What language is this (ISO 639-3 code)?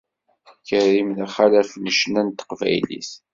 kab